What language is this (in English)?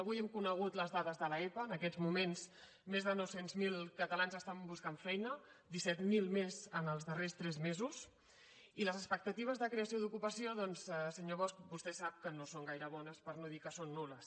Catalan